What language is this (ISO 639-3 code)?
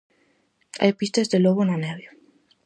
glg